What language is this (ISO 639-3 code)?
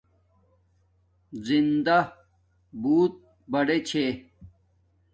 dmk